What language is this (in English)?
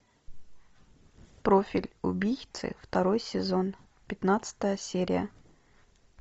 Russian